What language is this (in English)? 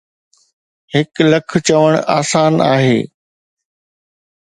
Sindhi